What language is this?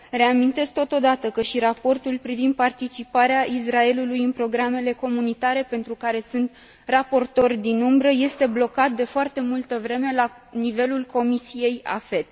Romanian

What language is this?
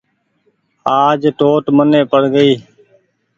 Goaria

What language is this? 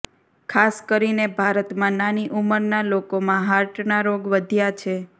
Gujarati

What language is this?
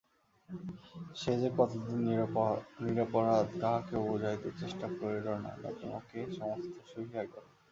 Bangla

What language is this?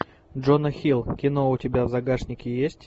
Russian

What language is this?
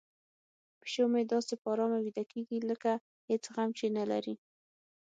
Pashto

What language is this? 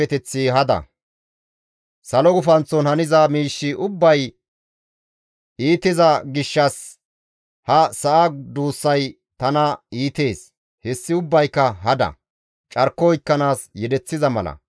Gamo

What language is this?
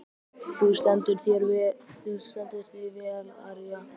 Icelandic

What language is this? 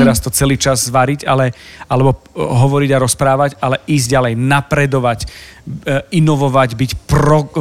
Slovak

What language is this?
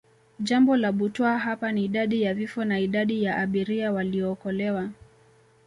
Swahili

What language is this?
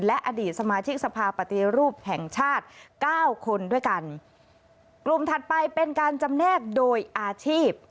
Thai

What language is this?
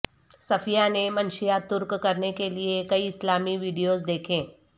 Urdu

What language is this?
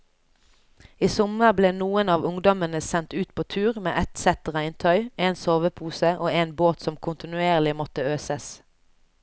Norwegian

